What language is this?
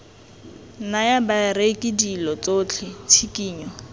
Tswana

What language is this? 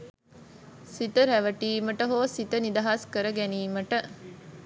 Sinhala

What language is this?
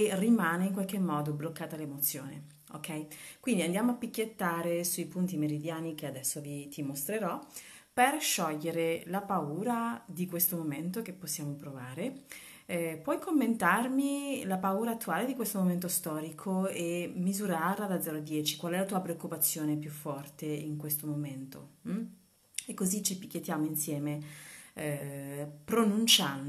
Italian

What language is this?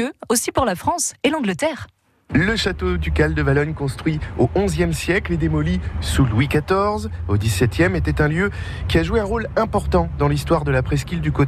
French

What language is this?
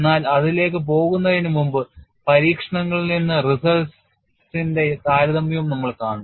Malayalam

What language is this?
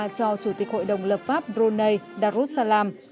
Vietnamese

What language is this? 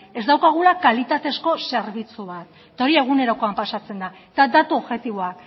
Basque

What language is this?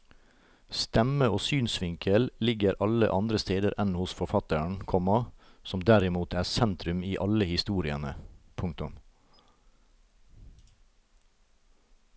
Norwegian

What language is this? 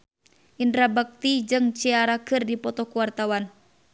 Sundanese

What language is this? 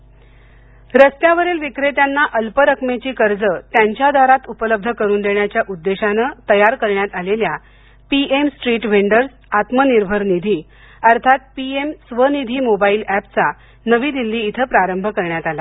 Marathi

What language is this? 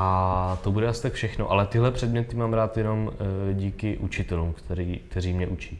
Czech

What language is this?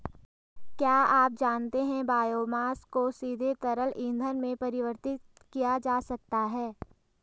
Hindi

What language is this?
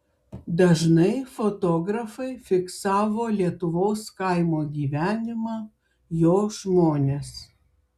Lithuanian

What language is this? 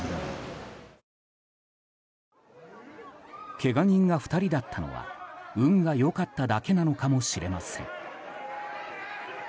Japanese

